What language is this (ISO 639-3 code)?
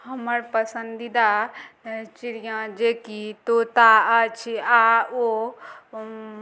mai